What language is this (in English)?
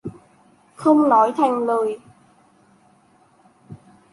Vietnamese